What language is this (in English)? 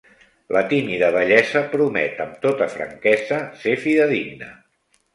Catalan